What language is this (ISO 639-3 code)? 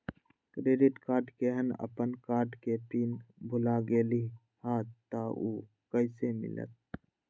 mag